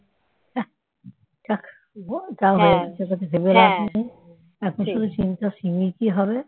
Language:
Bangla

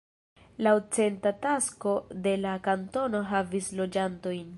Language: Esperanto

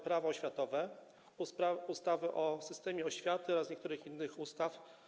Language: Polish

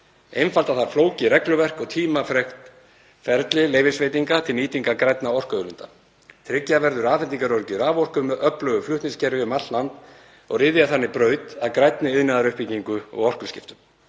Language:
Icelandic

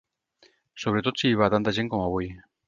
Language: Catalan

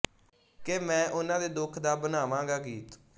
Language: Punjabi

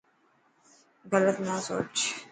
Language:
Dhatki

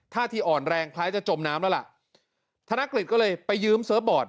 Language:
Thai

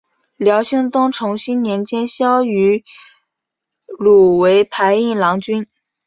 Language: Chinese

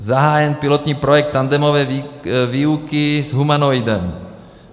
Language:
Czech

